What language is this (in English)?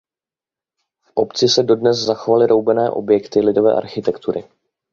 Czech